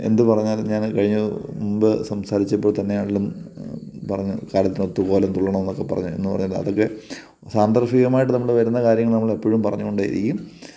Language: Malayalam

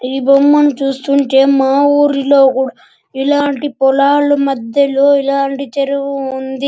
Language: Telugu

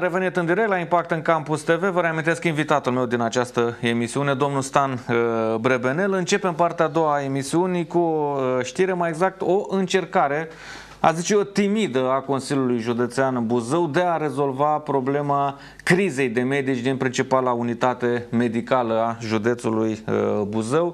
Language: Romanian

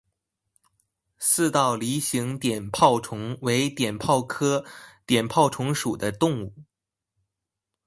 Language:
Chinese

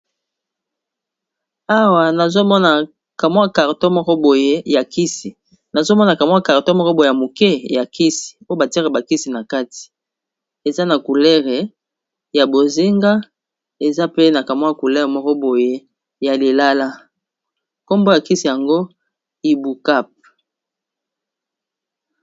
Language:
Lingala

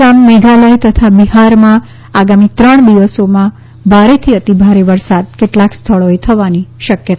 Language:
Gujarati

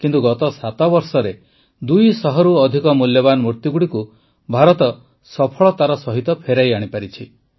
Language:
Odia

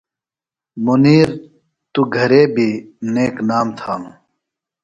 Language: Phalura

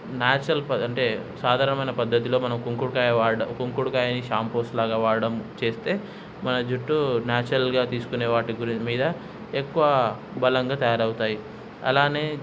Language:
Telugu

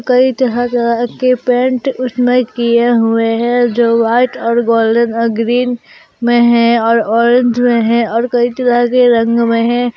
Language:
Hindi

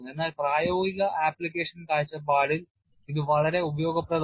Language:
Malayalam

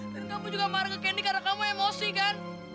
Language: Indonesian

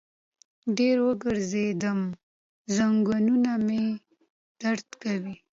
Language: Pashto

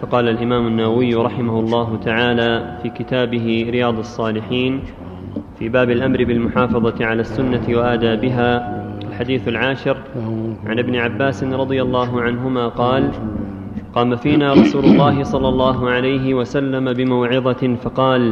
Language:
Arabic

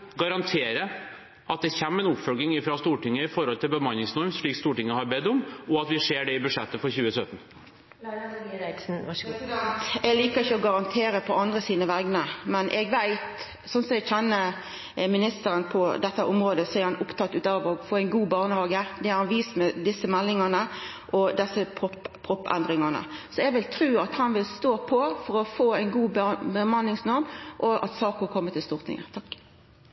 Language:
Norwegian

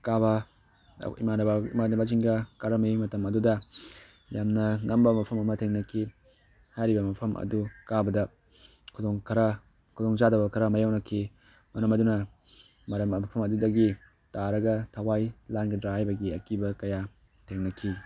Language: Manipuri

